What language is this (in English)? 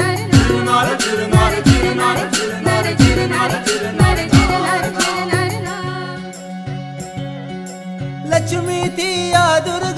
Hindi